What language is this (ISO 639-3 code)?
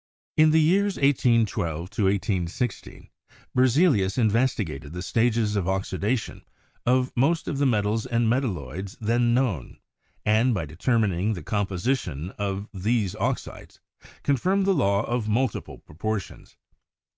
eng